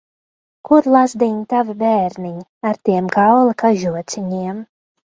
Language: Latvian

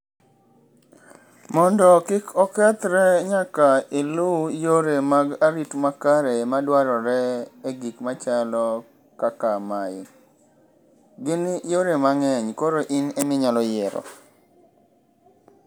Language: Luo (Kenya and Tanzania)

